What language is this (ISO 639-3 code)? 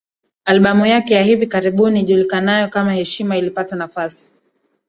swa